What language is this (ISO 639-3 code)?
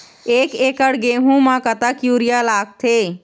hne